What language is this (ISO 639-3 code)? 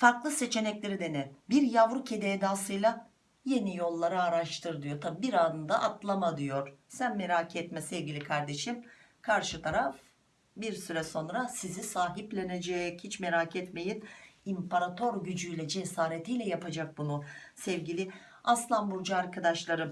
tur